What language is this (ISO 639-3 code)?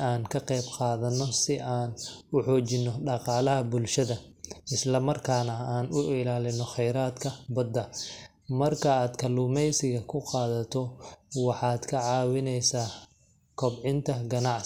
som